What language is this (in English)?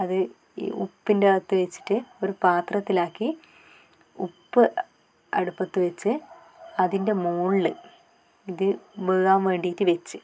Malayalam